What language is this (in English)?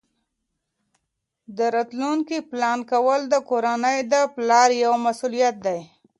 Pashto